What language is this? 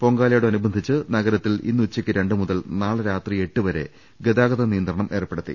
Malayalam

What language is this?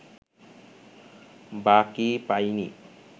Bangla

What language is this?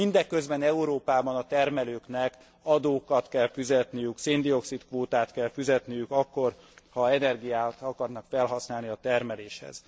Hungarian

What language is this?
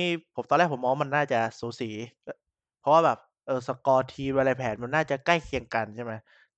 Thai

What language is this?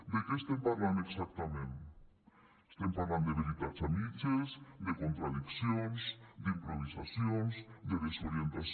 Catalan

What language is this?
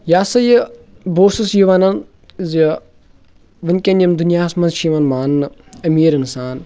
Kashmiri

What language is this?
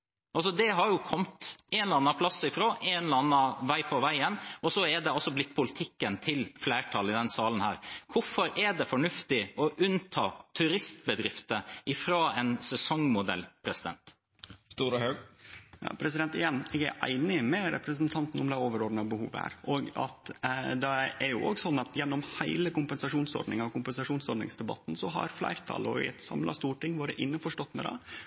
Norwegian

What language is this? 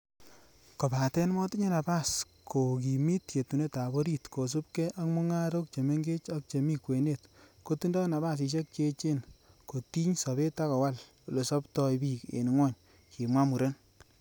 Kalenjin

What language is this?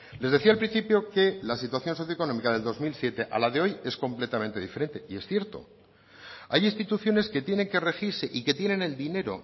Spanish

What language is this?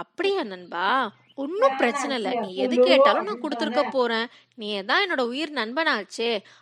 Tamil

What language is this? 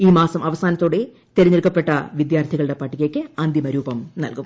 Malayalam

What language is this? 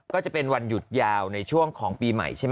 Thai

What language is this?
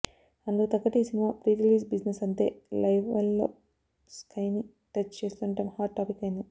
Telugu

